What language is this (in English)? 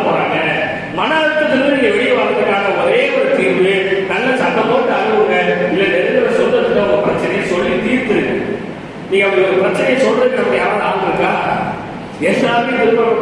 Tamil